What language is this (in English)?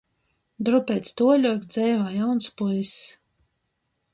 Latgalian